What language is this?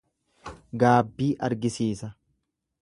Oromo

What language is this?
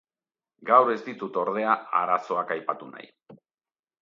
Basque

